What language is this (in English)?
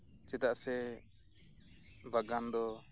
Santali